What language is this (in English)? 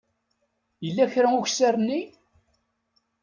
Kabyle